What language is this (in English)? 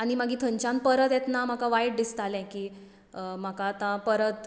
Konkani